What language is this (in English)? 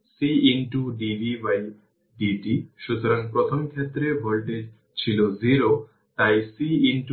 Bangla